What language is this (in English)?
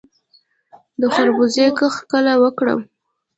Pashto